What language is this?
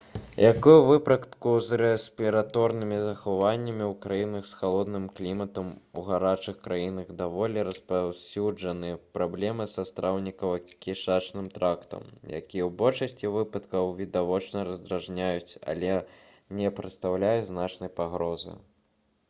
Belarusian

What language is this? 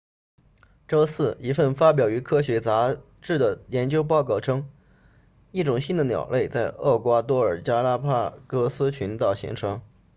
Chinese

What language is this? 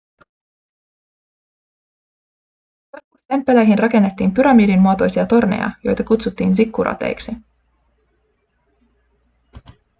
Finnish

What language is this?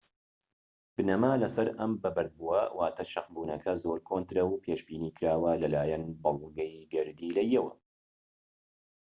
Central Kurdish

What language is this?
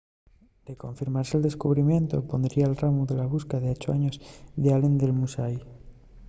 Asturian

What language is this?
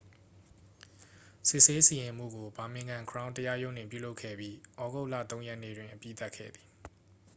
Burmese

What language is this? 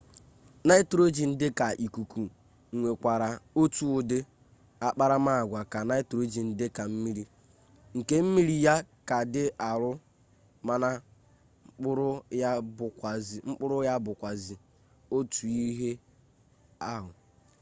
Igbo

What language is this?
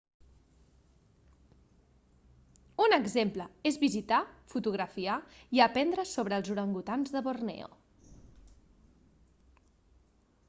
Catalan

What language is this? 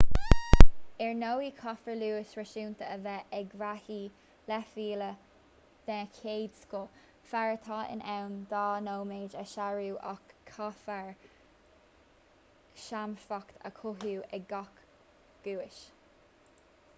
Irish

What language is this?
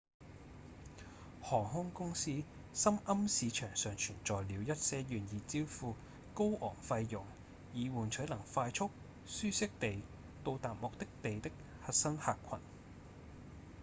Cantonese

